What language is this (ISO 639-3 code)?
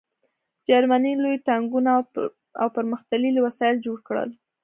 pus